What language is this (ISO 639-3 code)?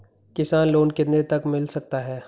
hin